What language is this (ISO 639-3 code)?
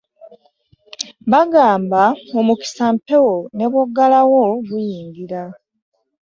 lug